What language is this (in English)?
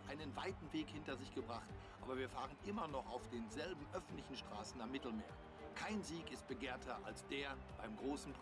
German